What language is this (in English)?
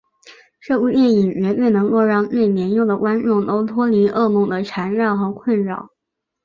Chinese